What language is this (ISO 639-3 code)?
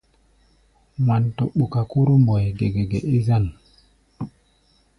gba